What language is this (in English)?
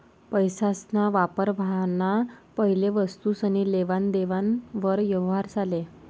Marathi